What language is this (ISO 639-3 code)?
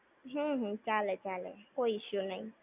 guj